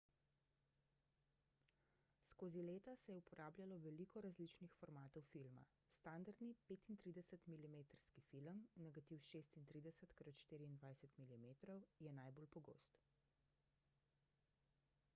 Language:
Slovenian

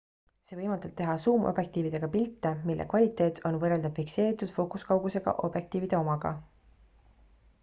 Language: Estonian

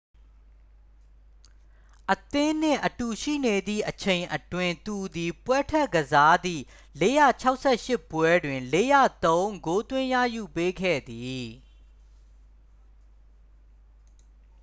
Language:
Burmese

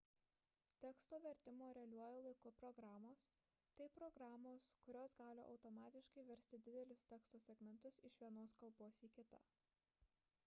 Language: Lithuanian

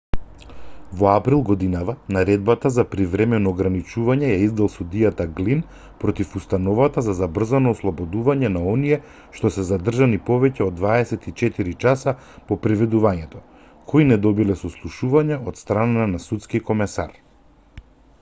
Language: Macedonian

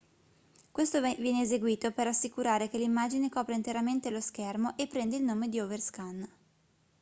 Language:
Italian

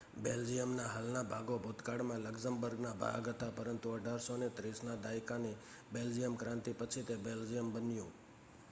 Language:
Gujarati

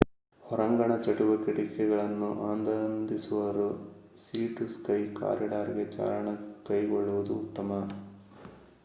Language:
Kannada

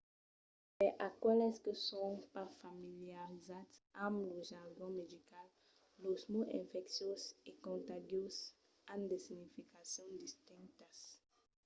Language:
Occitan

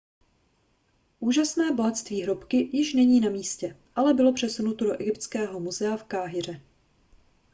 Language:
Czech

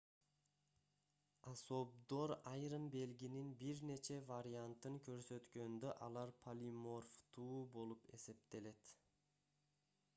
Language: Kyrgyz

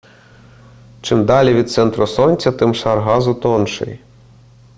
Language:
Ukrainian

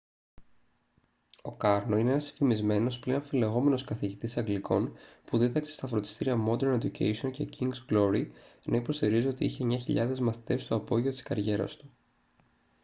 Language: Greek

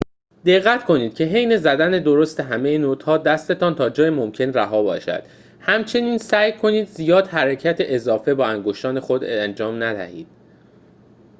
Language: Persian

